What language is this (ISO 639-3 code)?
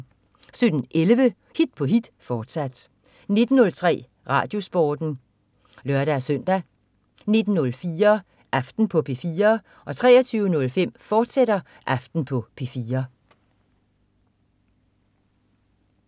dan